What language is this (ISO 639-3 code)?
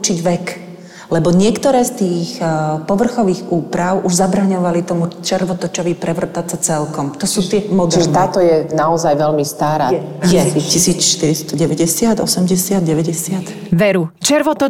slk